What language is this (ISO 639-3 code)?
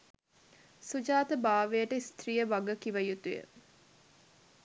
sin